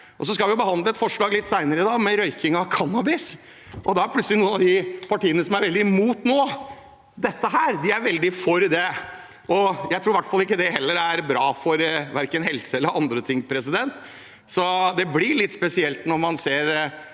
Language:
Norwegian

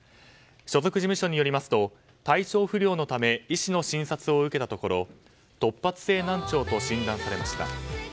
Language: Japanese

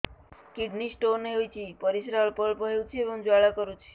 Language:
Odia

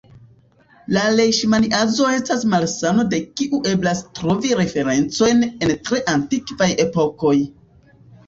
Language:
Esperanto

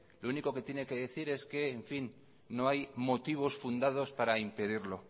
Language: Spanish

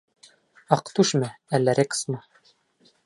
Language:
Bashkir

